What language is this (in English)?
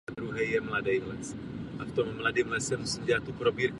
Czech